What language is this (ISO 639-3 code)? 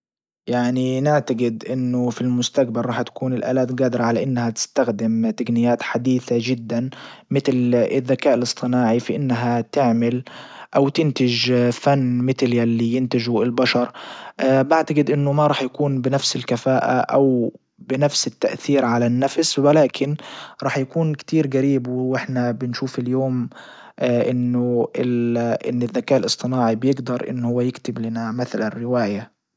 ayl